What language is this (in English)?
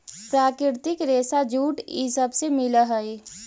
Magahi